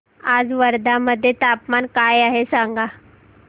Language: Marathi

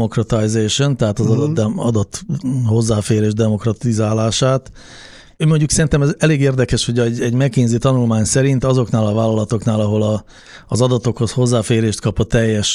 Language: Hungarian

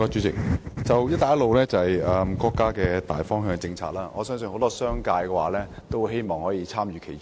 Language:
Cantonese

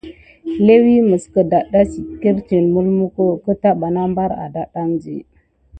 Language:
Gidar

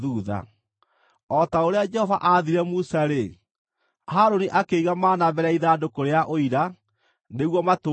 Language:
Kikuyu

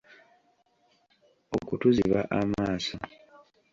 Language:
Ganda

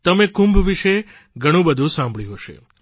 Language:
Gujarati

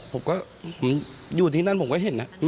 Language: Thai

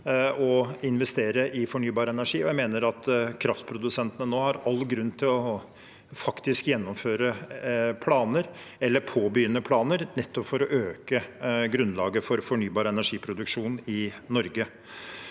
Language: Norwegian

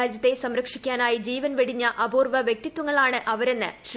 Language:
Malayalam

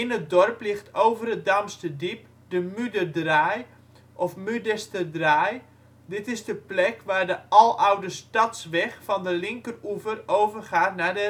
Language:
Dutch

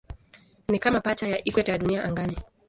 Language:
Swahili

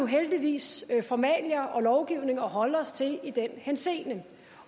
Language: Danish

